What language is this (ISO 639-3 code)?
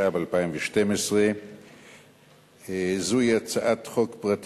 heb